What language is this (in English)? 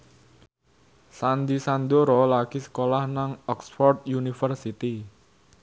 Javanese